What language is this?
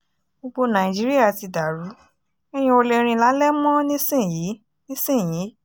Yoruba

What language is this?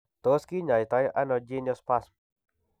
Kalenjin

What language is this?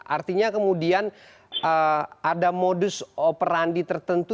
Indonesian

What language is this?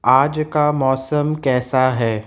Urdu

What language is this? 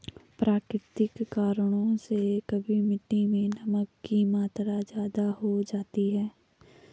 Hindi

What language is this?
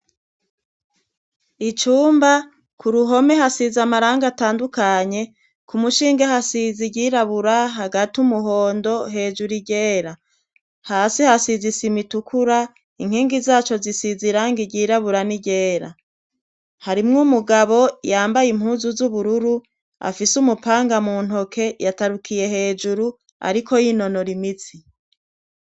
Rundi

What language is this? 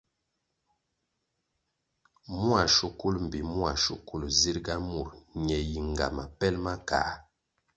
Kwasio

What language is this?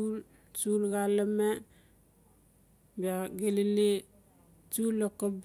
Notsi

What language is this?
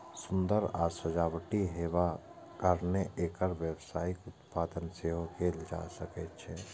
Maithili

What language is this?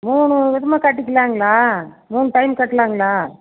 Tamil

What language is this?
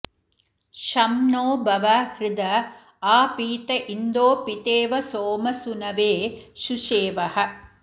Sanskrit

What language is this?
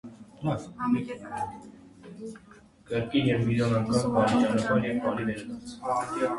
Armenian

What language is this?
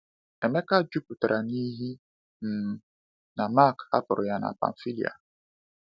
Igbo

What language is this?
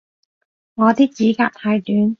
Cantonese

